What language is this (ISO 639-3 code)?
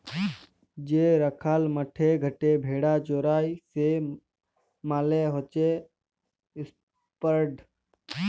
ben